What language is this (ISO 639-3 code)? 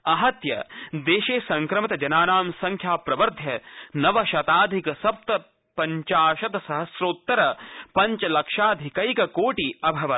san